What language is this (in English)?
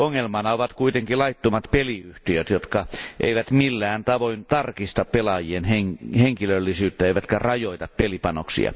Finnish